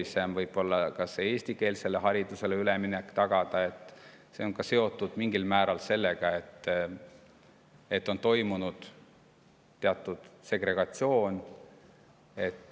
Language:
Estonian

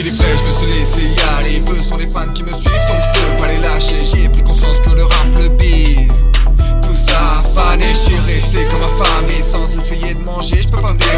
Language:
Czech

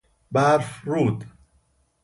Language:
Persian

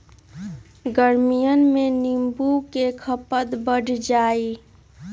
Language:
Magahi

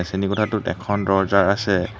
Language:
Assamese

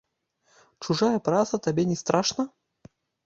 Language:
Belarusian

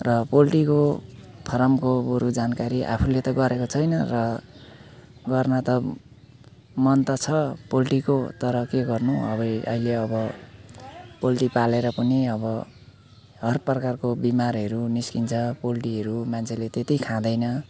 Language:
Nepali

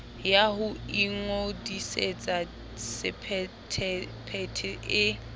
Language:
Southern Sotho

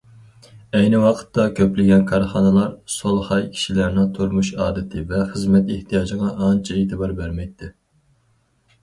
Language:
Uyghur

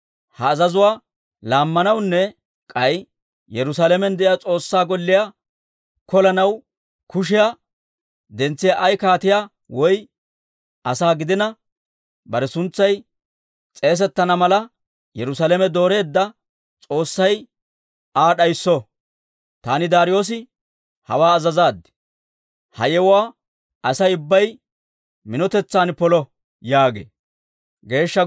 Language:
Dawro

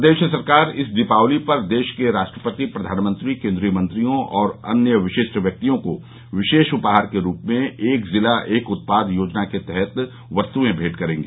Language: Hindi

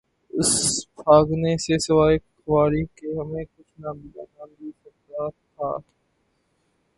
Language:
Urdu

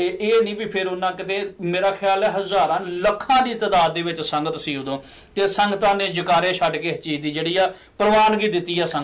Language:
Korean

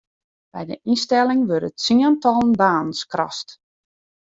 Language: Western Frisian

